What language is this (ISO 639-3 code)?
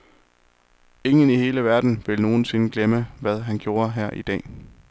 dan